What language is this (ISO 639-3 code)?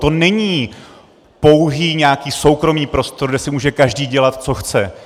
ces